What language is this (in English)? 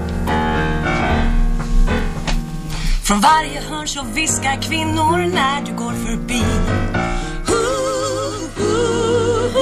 Swedish